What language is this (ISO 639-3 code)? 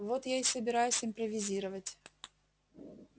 rus